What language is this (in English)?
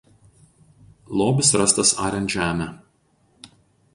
Lithuanian